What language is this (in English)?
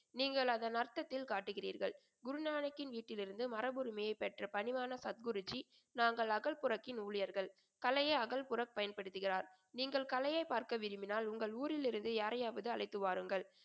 Tamil